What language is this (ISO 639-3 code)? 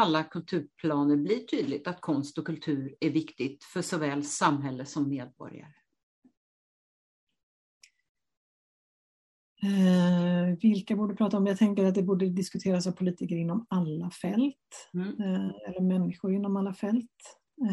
swe